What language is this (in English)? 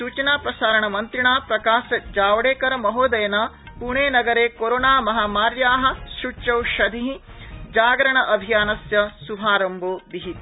Sanskrit